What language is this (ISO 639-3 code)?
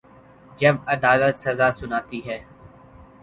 urd